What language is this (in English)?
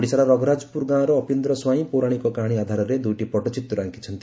Odia